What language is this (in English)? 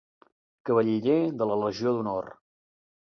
Catalan